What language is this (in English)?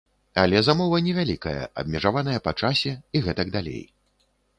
Belarusian